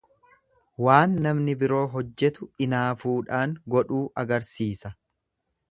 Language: Oromo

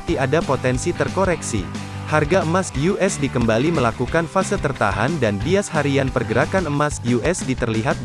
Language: Indonesian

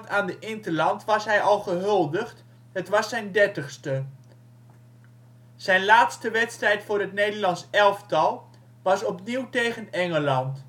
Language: Dutch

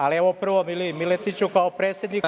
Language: Serbian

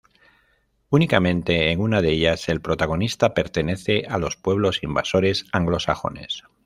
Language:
Spanish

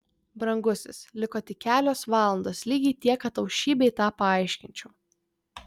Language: Lithuanian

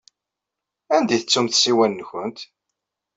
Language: Kabyle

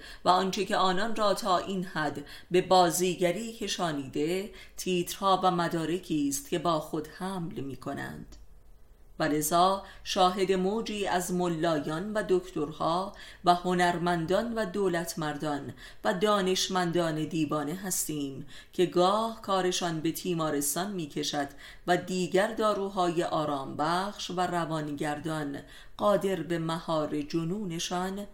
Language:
Persian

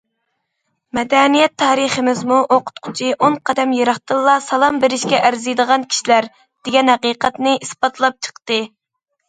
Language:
Uyghur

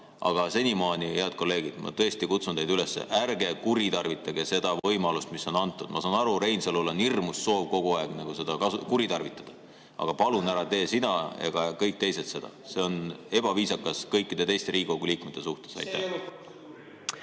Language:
Estonian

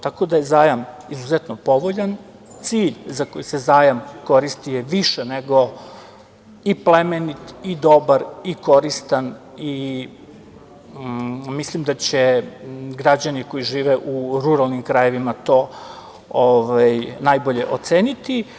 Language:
Serbian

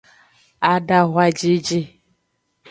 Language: Aja (Benin)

